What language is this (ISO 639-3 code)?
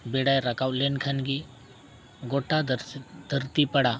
sat